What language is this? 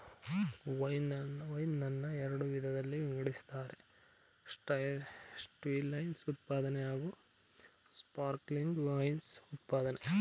Kannada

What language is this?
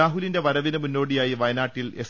Malayalam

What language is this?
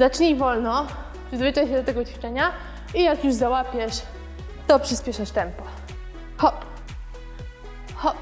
Polish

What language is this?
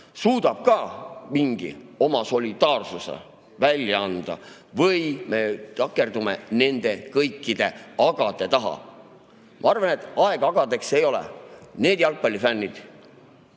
Estonian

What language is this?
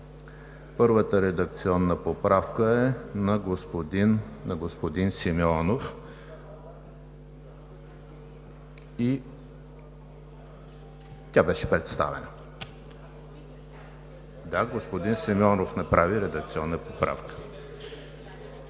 Bulgarian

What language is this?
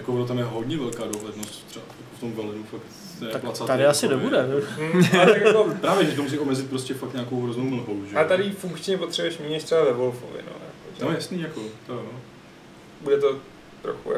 Czech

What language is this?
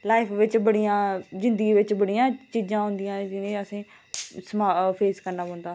Dogri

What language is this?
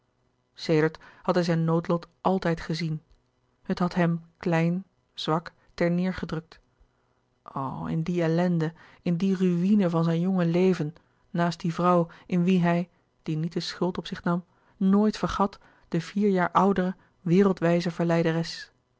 Dutch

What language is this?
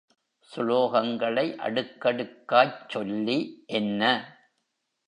Tamil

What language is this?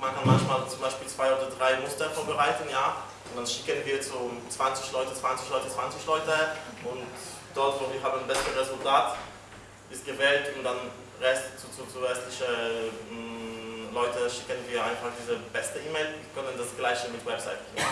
German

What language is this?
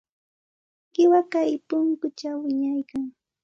Santa Ana de Tusi Pasco Quechua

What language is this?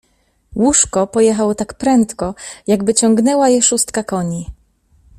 Polish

